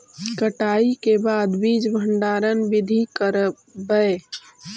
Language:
Magahi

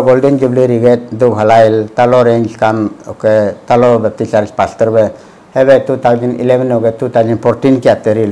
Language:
Filipino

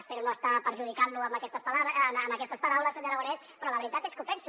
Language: Catalan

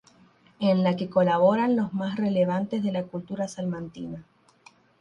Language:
Spanish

